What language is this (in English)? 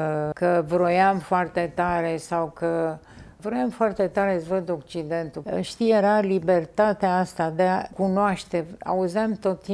Romanian